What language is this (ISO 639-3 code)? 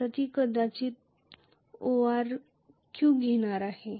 mar